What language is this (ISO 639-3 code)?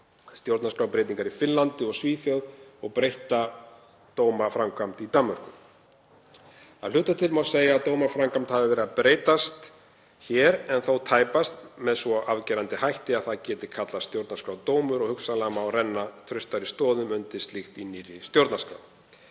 isl